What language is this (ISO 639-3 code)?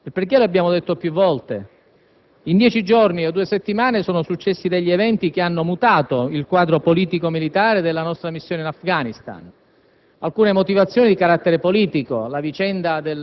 ita